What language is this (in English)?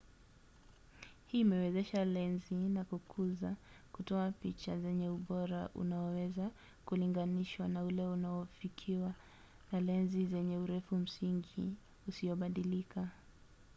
Swahili